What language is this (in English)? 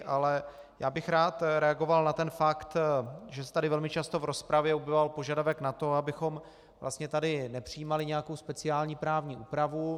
Czech